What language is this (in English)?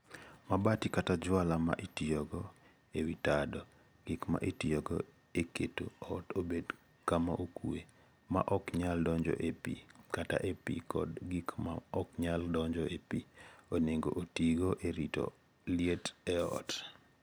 Luo (Kenya and Tanzania)